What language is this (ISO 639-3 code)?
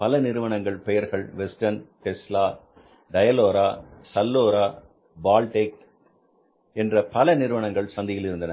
tam